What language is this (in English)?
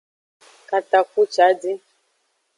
Aja (Benin)